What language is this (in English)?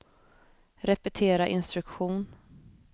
Swedish